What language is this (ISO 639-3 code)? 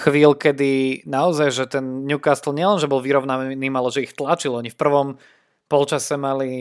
slk